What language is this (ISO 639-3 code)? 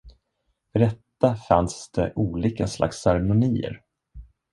swe